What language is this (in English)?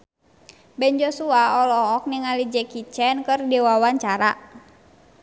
Sundanese